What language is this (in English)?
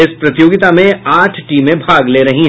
Hindi